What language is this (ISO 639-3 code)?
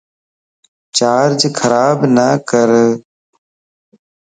lss